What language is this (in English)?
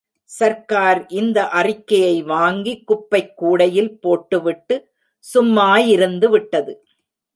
Tamil